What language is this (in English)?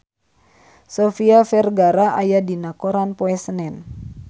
Sundanese